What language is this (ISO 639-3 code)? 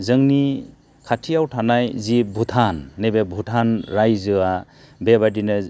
brx